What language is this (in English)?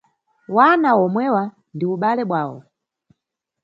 Nyungwe